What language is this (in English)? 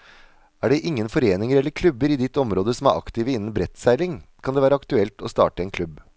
Norwegian